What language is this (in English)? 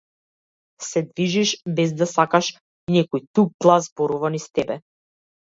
Macedonian